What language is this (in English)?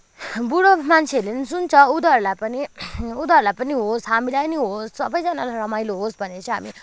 Nepali